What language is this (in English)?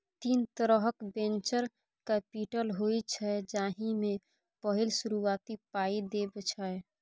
Maithili